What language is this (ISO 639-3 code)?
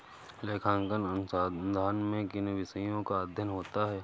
hin